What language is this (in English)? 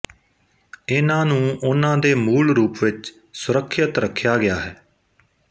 Punjabi